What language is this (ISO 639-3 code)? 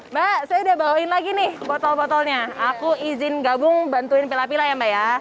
ind